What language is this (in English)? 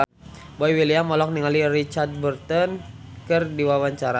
Sundanese